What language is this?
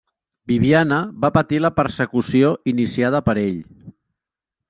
Catalan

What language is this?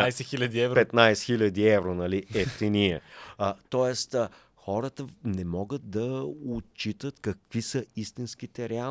Bulgarian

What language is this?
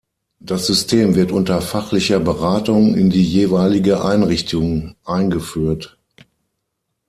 German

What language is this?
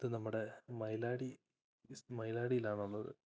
Malayalam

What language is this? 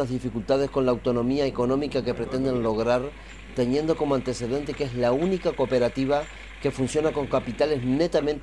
Spanish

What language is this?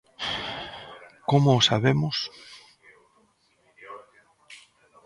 Galician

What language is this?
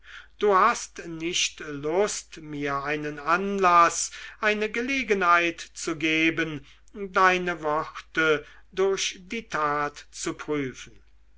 German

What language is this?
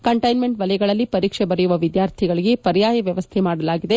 Kannada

